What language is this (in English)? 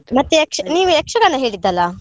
Kannada